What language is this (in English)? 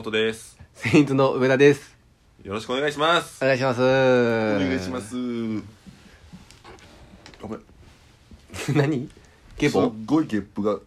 Japanese